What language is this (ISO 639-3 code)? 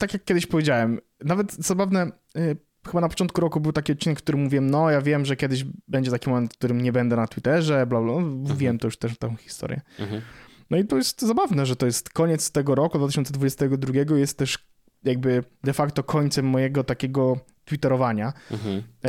pol